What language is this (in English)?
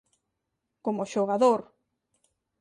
Galician